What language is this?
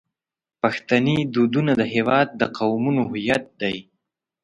Pashto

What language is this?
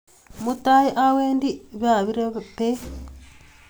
Kalenjin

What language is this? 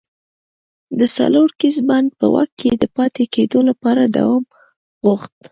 Pashto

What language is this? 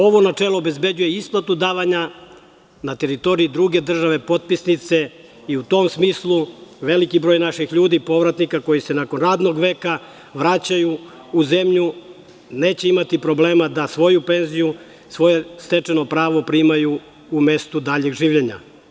Serbian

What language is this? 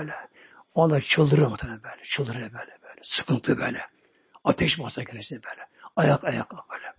Turkish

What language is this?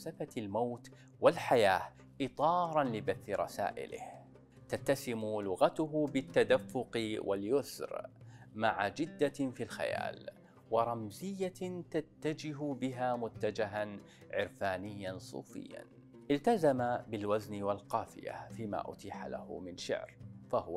Arabic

